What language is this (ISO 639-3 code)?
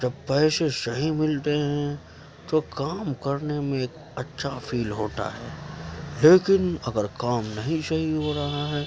urd